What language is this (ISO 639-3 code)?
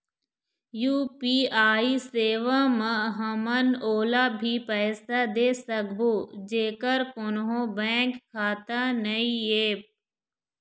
hne